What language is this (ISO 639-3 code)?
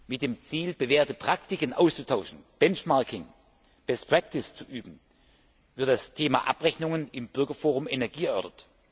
deu